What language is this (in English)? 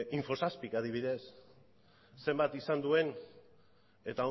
Basque